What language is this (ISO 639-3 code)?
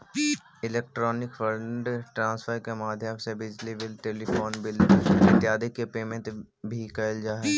mag